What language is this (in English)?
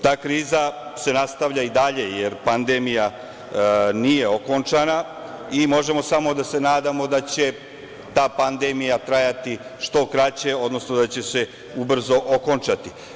Serbian